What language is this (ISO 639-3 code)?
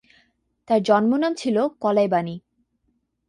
ben